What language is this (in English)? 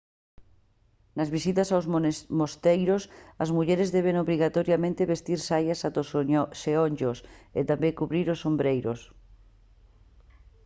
Galician